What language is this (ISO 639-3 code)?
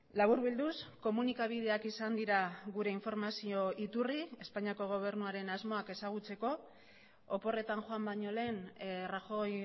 eus